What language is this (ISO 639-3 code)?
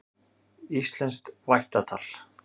isl